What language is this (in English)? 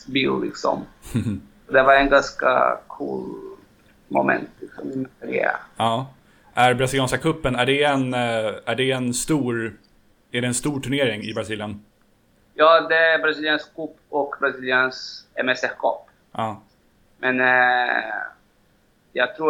Swedish